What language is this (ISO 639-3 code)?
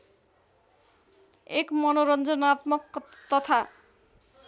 nep